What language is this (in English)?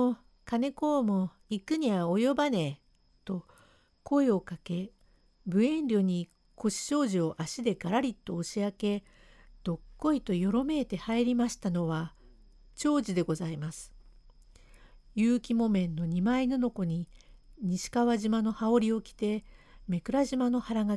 Japanese